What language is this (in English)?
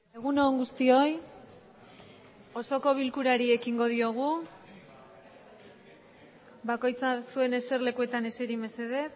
Basque